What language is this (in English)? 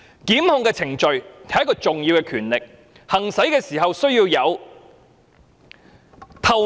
Cantonese